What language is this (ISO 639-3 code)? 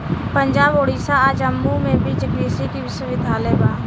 bho